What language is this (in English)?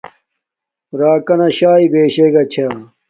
Domaaki